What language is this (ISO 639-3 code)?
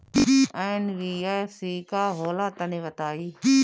bho